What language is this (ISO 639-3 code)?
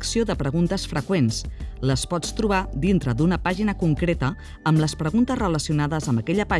cat